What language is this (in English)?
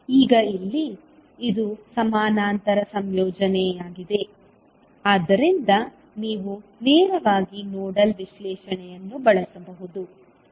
Kannada